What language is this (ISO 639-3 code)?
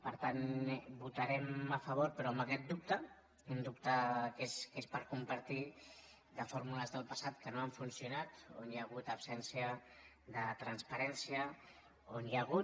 cat